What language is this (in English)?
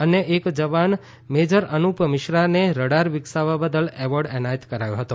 Gujarati